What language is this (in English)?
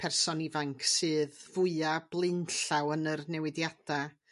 Welsh